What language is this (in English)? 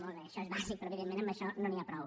Catalan